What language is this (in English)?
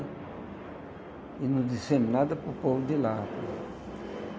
Portuguese